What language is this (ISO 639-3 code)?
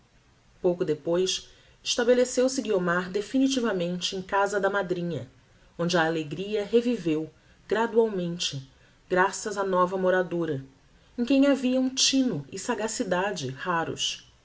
por